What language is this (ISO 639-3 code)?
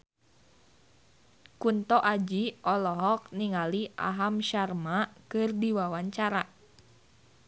sun